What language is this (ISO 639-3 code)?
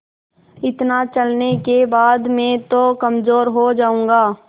hin